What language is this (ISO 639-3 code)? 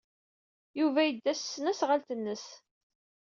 kab